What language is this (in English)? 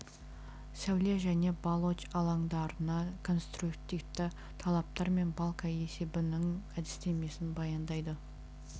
Kazakh